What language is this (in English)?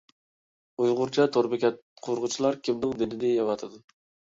Uyghur